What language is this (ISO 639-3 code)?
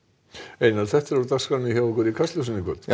isl